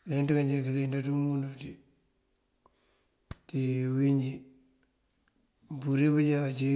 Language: Mandjak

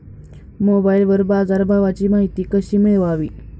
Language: Marathi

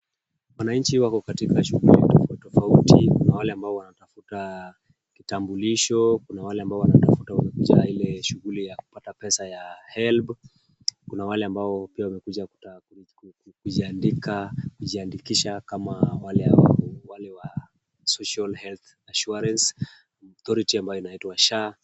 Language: Swahili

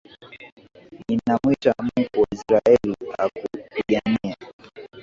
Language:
Swahili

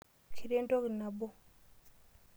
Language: Masai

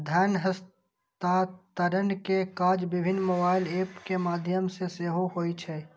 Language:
Maithili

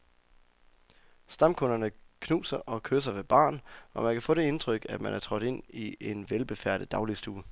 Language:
Danish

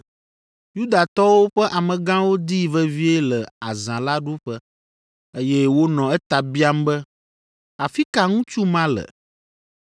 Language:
Ewe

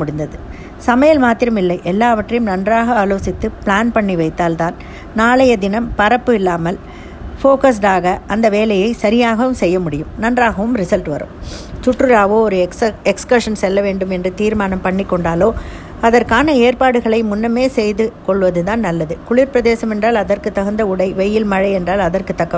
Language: Tamil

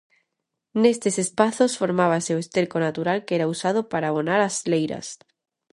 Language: Galician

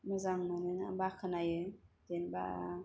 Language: Bodo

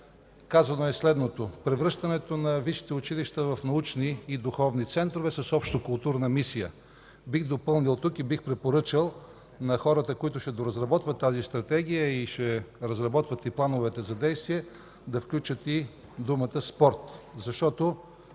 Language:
Bulgarian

